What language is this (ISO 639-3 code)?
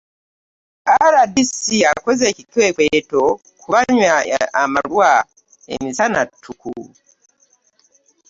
lug